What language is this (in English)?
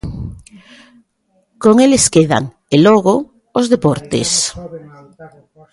Galician